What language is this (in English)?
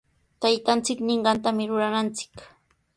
Sihuas Ancash Quechua